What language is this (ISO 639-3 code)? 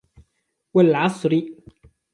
ara